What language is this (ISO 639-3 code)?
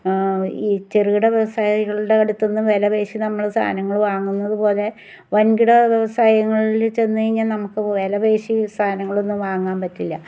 mal